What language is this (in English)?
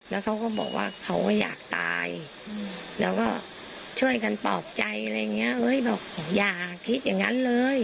Thai